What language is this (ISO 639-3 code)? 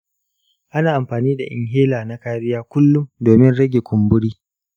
hau